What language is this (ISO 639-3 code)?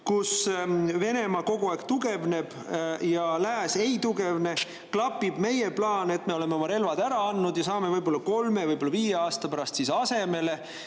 est